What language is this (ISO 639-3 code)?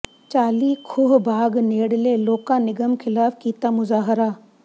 pan